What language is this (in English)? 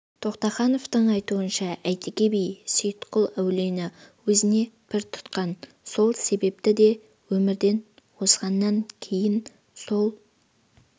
Kazakh